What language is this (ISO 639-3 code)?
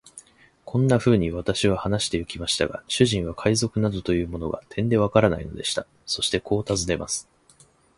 jpn